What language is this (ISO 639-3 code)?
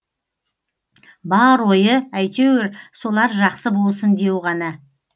kaz